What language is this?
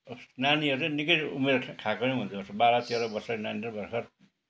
Nepali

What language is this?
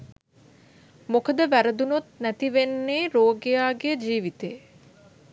Sinhala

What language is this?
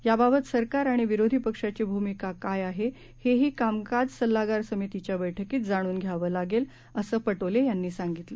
Marathi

